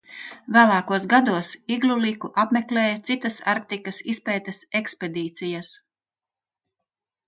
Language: Latvian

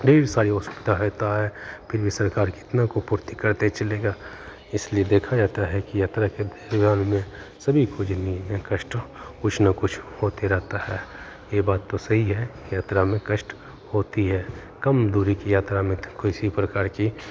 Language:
Hindi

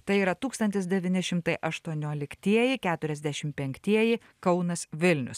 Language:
Lithuanian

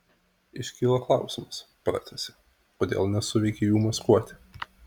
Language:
Lithuanian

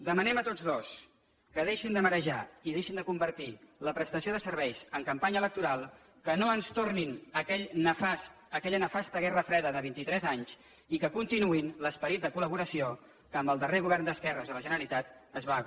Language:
Catalan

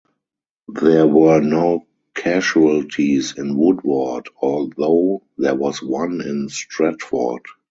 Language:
English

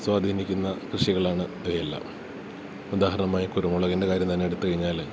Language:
Malayalam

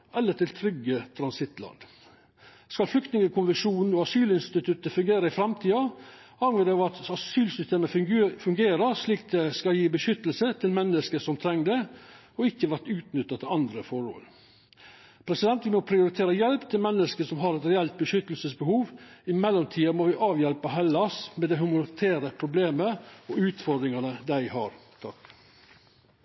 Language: Norwegian Nynorsk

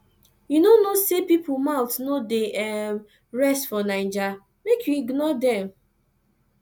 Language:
Nigerian Pidgin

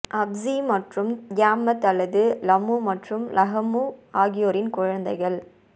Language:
Tamil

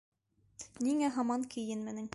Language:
Bashkir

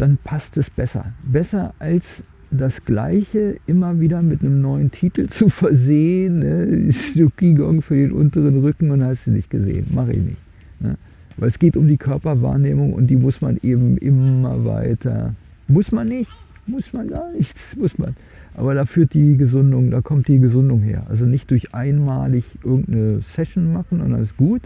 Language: German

